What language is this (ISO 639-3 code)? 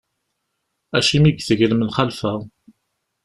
kab